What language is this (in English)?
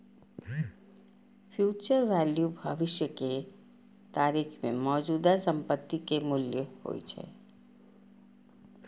Maithili